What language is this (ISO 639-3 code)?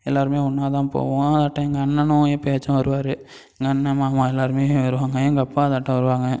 tam